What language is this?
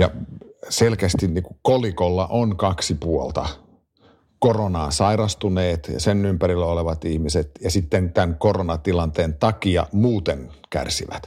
Finnish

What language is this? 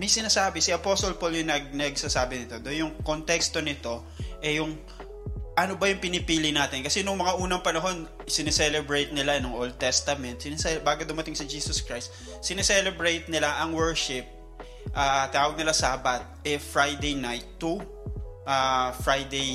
Filipino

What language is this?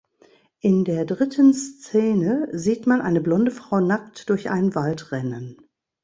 German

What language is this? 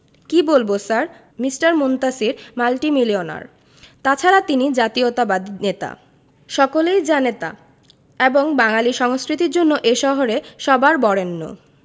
Bangla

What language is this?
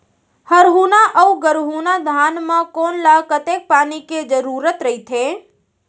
Chhattisgarhi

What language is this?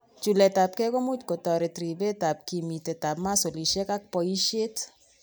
Kalenjin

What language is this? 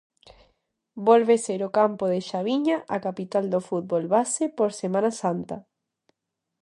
Galician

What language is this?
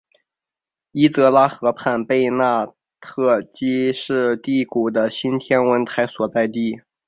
Chinese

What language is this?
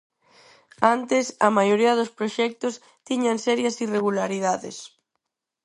Galician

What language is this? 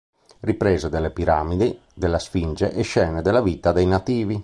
Italian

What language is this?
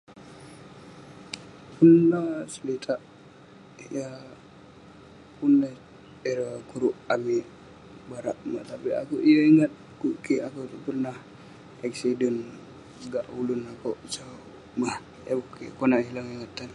Western Penan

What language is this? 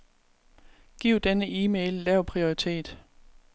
Danish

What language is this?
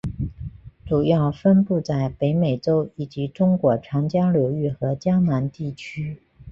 Chinese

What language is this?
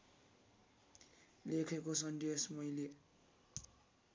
Nepali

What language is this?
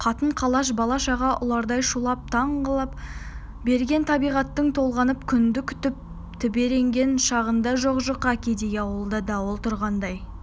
Kazakh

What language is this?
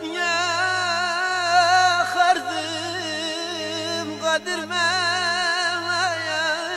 Turkish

